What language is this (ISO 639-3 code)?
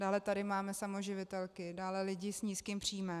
ces